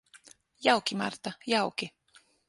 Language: Latvian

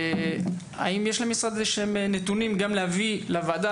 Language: Hebrew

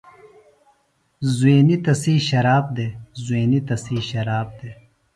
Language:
Phalura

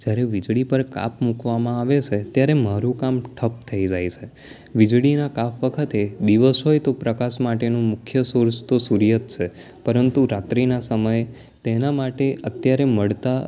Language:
Gujarati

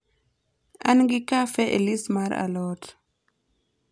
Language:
Luo (Kenya and Tanzania)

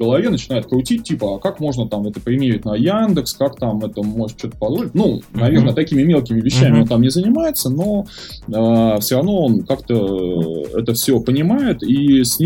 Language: Russian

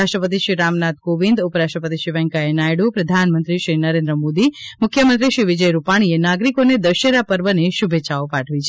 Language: Gujarati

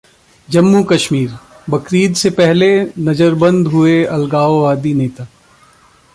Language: Hindi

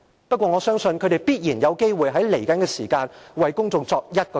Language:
Cantonese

